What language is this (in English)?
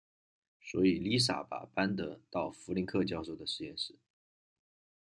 Chinese